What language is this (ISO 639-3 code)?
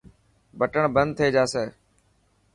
mki